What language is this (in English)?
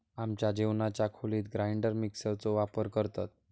Marathi